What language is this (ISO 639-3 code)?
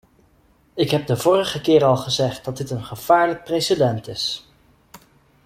nld